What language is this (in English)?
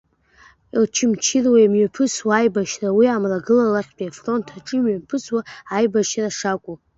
Abkhazian